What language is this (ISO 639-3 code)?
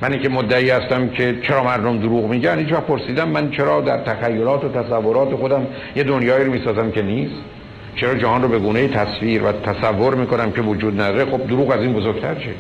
fas